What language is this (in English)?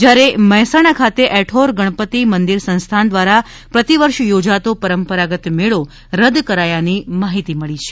Gujarati